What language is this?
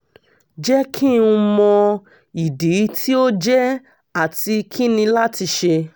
Yoruba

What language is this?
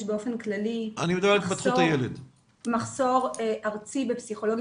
Hebrew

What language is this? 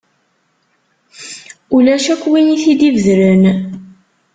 Kabyle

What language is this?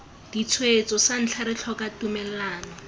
Tswana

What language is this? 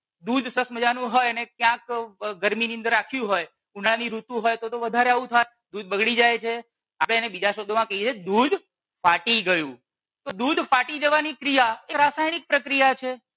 Gujarati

